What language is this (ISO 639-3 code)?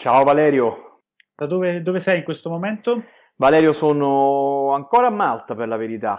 ita